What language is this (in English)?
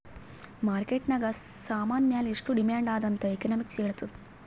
Kannada